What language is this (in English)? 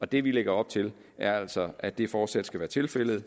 Danish